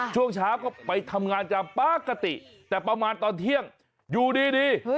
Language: Thai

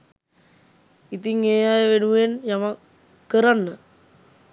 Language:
Sinhala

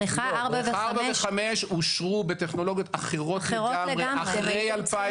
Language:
Hebrew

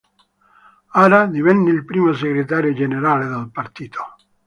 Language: Italian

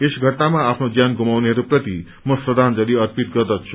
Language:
Nepali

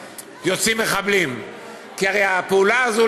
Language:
Hebrew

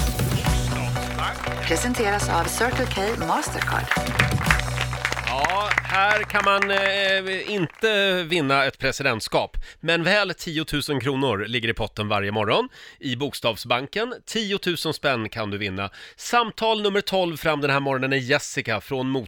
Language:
Swedish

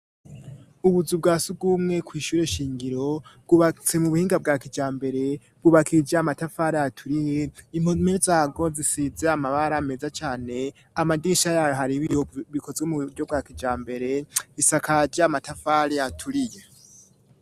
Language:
Rundi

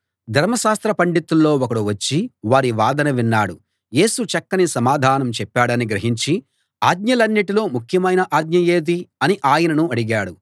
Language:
Telugu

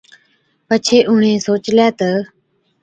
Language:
Od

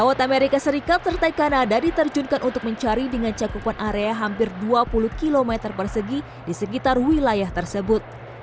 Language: Indonesian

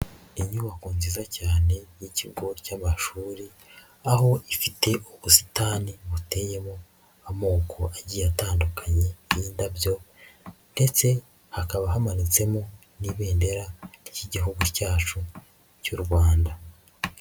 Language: Kinyarwanda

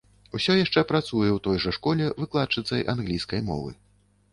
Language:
Belarusian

